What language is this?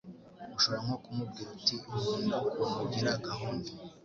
Kinyarwanda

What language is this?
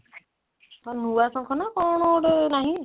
Odia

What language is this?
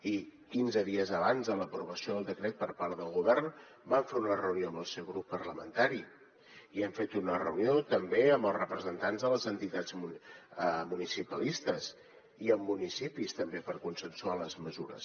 Catalan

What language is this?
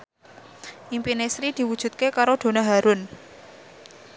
Javanese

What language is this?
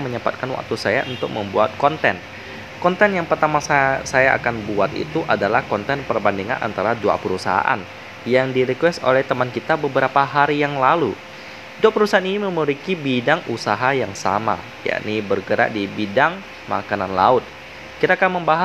Indonesian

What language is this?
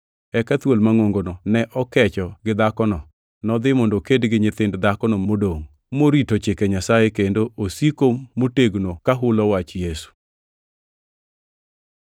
Luo (Kenya and Tanzania)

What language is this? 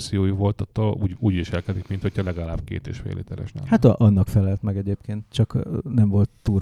Hungarian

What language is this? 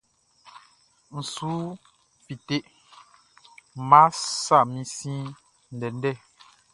Baoulé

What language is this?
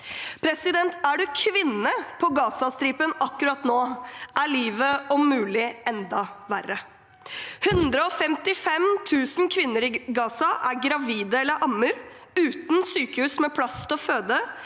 Norwegian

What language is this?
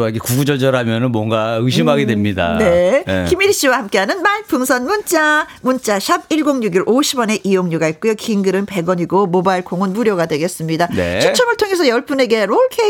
Korean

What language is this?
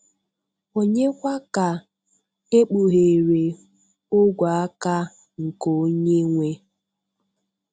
Igbo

